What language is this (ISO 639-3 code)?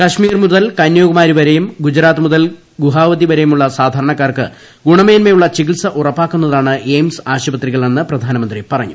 mal